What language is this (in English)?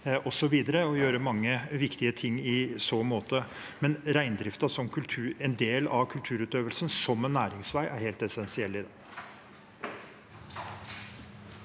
Norwegian